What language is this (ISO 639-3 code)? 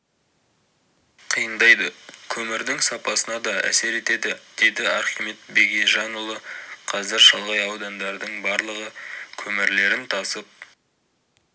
kaz